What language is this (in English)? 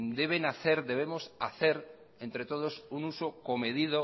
Spanish